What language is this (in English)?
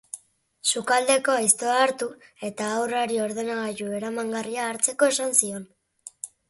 Basque